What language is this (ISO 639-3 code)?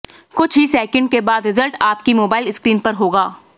hin